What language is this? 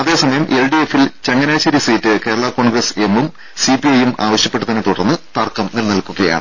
Malayalam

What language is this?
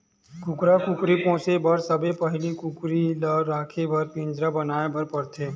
Chhattisgarhi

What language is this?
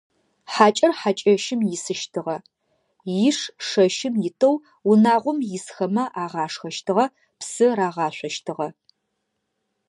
Adyghe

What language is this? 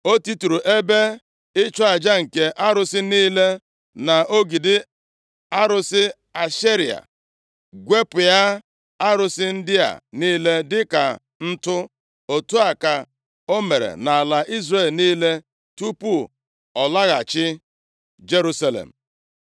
Igbo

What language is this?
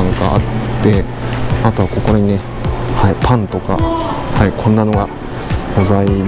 Japanese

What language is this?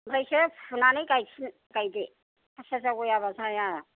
Bodo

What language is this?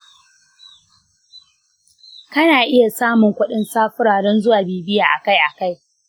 Hausa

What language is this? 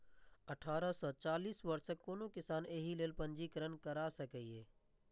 Maithili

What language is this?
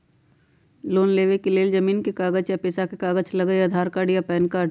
Magahi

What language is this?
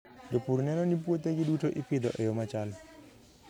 Luo (Kenya and Tanzania)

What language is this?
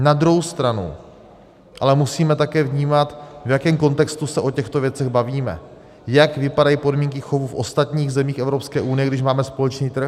Czech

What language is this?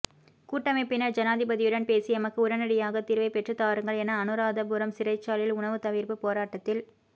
Tamil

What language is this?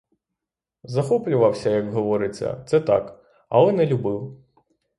Ukrainian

